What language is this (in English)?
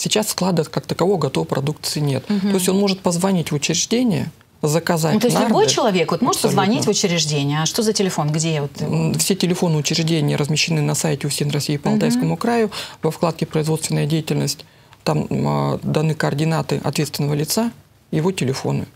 Russian